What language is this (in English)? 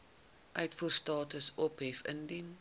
Afrikaans